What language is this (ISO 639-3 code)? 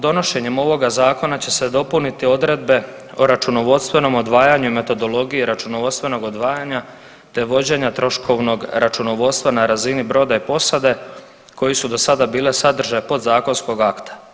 hrv